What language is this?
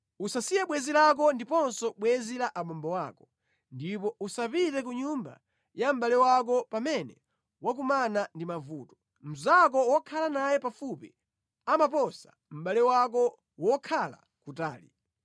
Nyanja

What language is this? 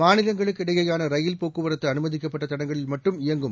Tamil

